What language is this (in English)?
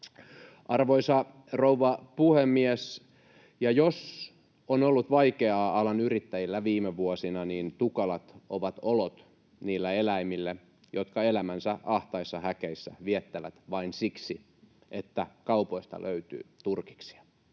Finnish